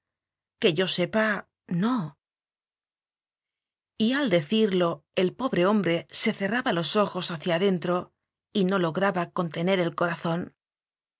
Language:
Spanish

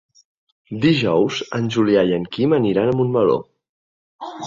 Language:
Catalan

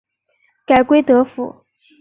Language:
Chinese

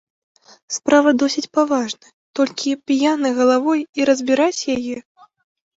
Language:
Belarusian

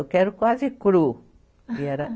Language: Portuguese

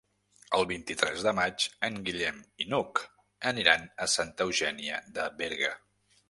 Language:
Catalan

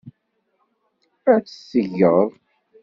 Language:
Kabyle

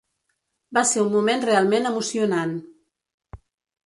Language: Catalan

